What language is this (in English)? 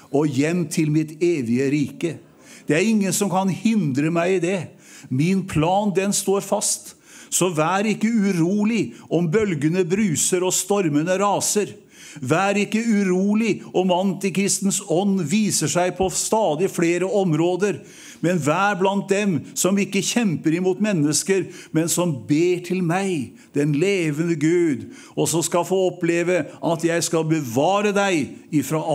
Norwegian